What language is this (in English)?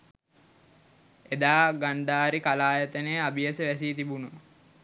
Sinhala